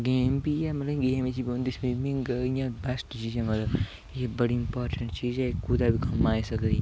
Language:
Dogri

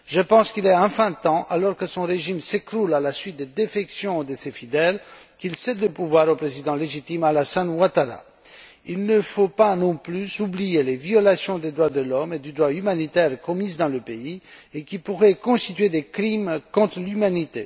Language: French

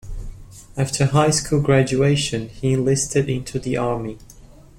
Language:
English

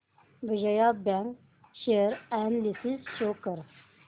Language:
Marathi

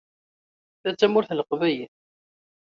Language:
Kabyle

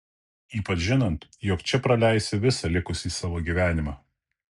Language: Lithuanian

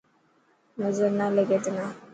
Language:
Dhatki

